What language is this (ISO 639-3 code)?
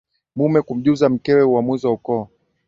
swa